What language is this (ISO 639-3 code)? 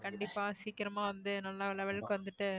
tam